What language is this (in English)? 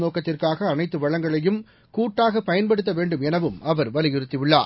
Tamil